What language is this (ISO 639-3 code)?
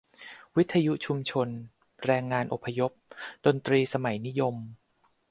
tha